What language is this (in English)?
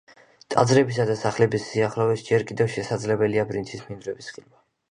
Georgian